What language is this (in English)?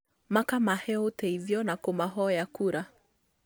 Kikuyu